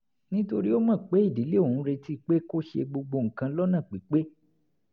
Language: Yoruba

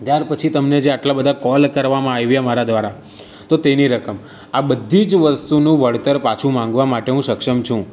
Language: Gujarati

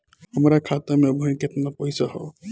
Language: Bhojpuri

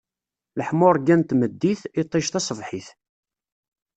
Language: Kabyle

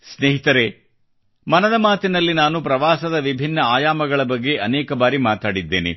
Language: Kannada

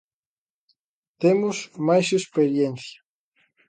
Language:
Galician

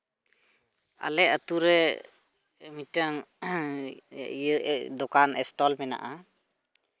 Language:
Santali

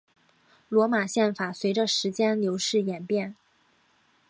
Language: Chinese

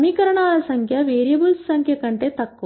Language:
Telugu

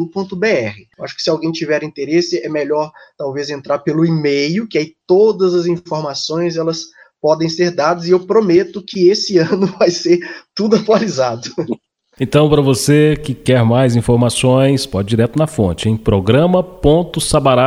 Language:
Portuguese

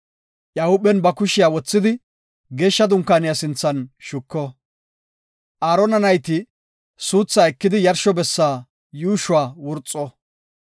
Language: Gofa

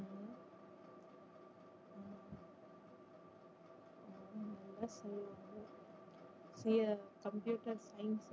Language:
Tamil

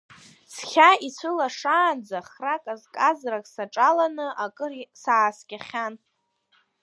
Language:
Abkhazian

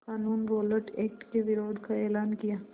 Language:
Hindi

